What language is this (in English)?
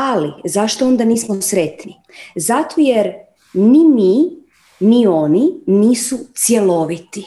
Croatian